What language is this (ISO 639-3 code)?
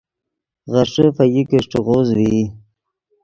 ydg